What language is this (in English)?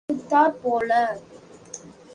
Tamil